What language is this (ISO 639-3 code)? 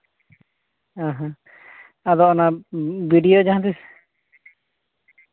sat